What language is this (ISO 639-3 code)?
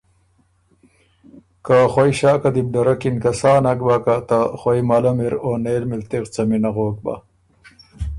oru